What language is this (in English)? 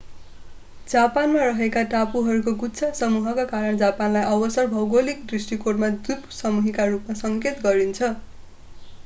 Nepali